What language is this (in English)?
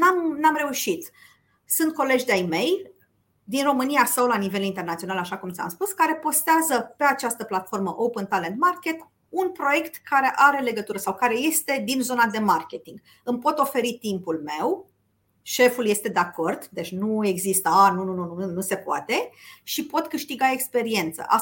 Romanian